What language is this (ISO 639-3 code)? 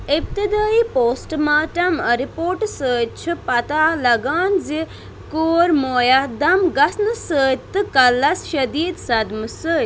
kas